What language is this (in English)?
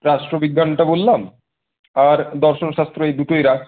Bangla